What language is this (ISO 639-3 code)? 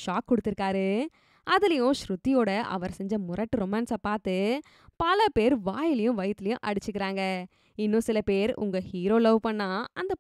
tam